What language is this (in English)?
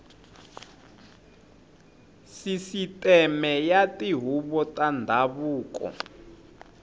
Tsonga